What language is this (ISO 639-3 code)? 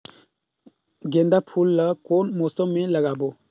hne